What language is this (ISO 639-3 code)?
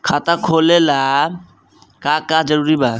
bho